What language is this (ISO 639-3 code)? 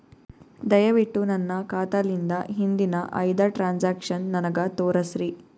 kan